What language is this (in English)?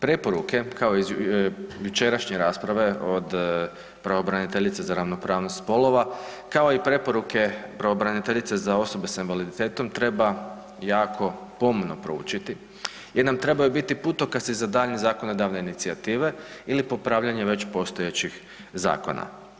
Croatian